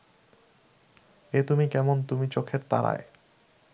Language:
Bangla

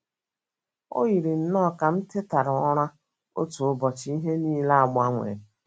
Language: Igbo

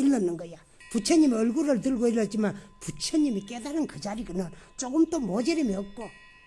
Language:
Korean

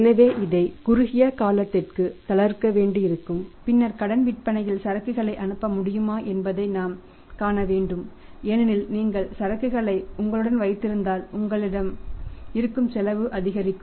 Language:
Tamil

